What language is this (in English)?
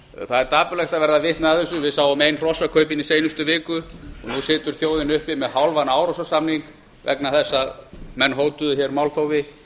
Icelandic